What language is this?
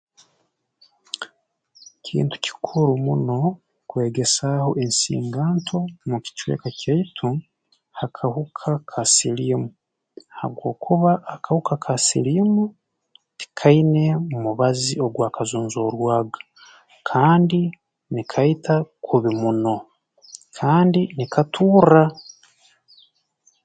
Tooro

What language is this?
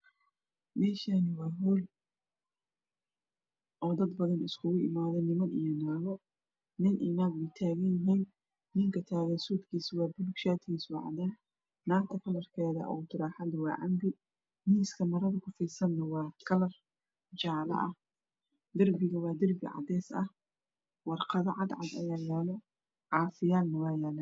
Somali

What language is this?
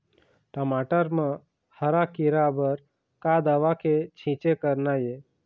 Chhattisgarhi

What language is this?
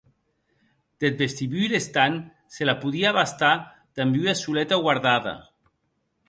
Occitan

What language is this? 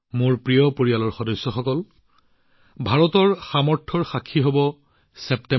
Assamese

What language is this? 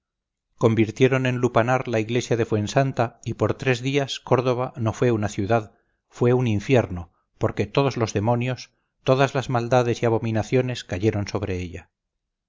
Spanish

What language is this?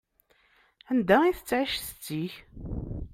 Kabyle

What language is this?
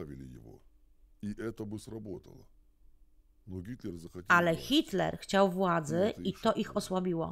Polish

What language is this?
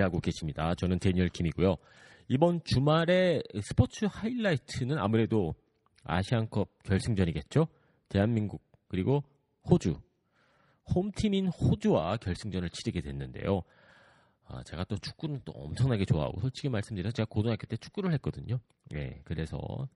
Korean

